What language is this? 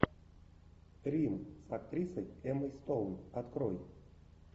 Russian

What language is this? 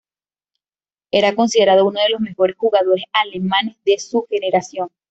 Spanish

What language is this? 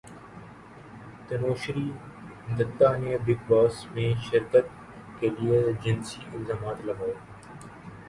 Urdu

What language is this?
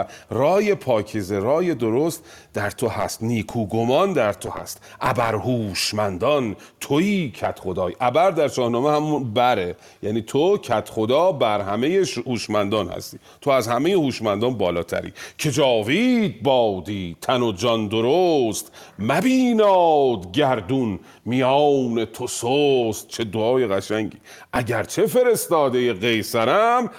Persian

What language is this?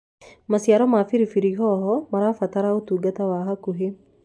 Kikuyu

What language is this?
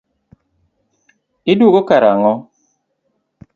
Luo (Kenya and Tanzania)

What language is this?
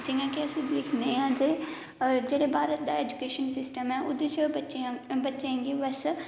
Dogri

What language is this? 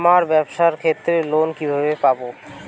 Bangla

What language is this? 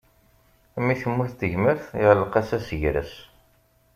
Kabyle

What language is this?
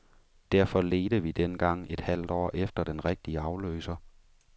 Danish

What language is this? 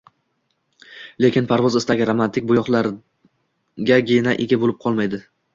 Uzbek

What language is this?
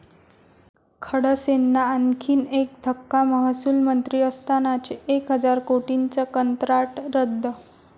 Marathi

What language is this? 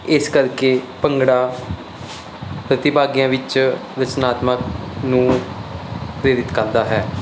Punjabi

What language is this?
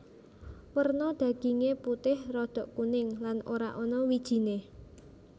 Javanese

